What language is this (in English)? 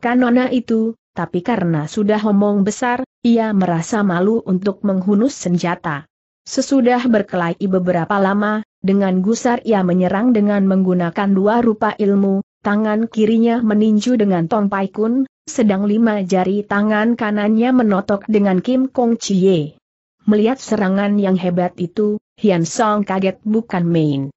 Indonesian